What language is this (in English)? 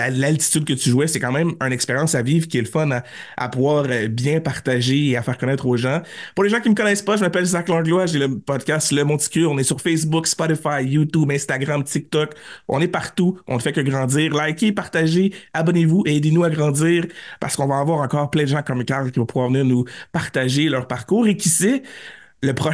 French